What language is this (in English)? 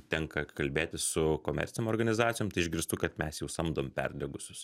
Lithuanian